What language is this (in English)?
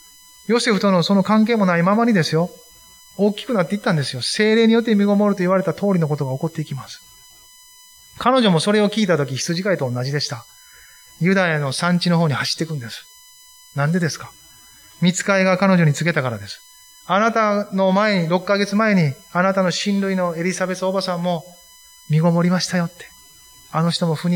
Japanese